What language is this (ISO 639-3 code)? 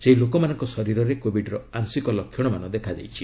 ori